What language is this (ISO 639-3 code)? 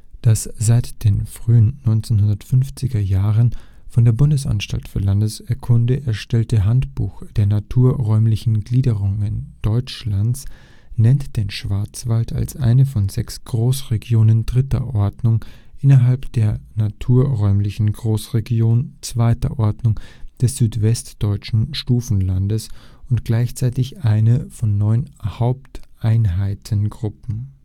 deu